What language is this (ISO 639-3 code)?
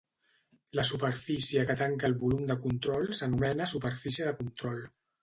cat